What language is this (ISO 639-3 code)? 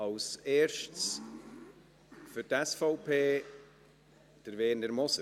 gsw